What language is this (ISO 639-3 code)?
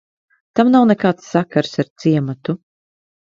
lav